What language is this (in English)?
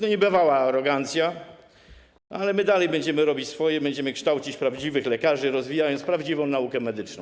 Polish